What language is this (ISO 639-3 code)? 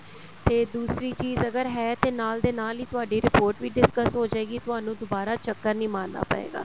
pan